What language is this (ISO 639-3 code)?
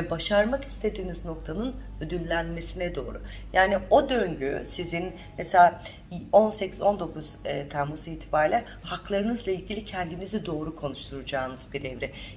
tur